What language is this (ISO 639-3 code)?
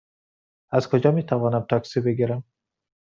fas